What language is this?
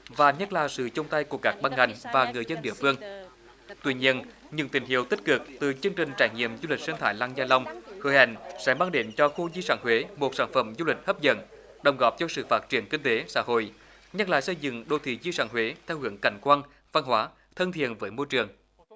Vietnamese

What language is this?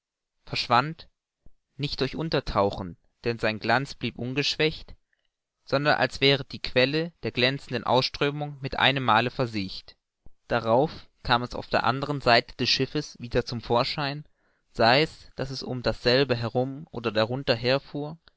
German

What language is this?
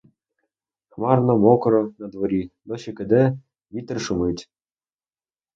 Ukrainian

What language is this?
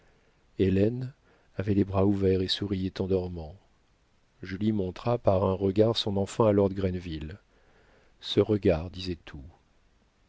French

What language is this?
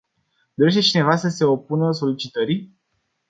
Romanian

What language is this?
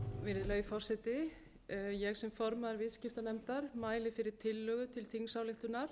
Icelandic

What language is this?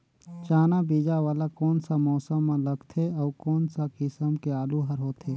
Chhattisgarhi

